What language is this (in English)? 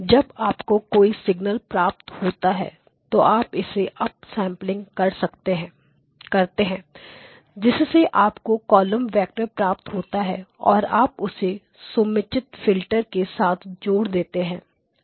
Hindi